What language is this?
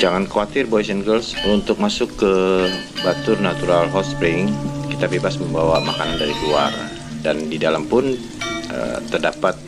Indonesian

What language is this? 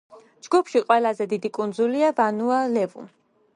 Georgian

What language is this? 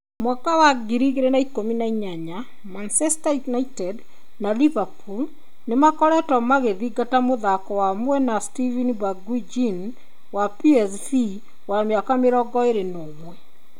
Kikuyu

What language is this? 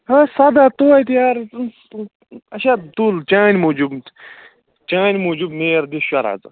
Kashmiri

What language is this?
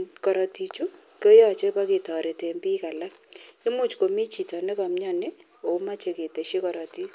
Kalenjin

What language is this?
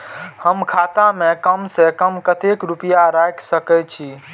Maithili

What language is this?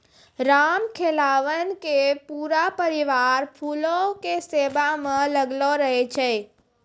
Maithili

